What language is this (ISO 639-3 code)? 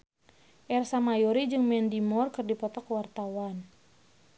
sun